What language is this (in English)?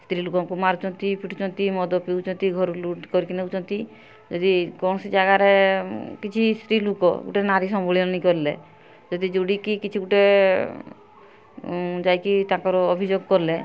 Odia